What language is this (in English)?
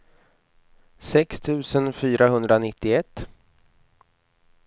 Swedish